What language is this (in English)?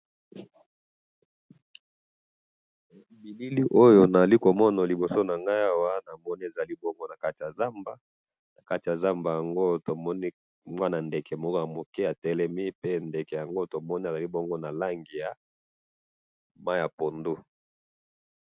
Lingala